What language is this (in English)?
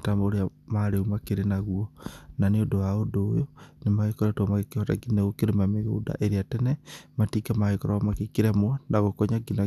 Kikuyu